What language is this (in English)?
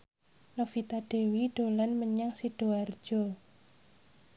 Javanese